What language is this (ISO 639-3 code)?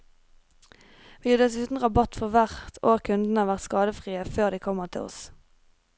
nor